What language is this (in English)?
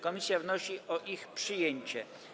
Polish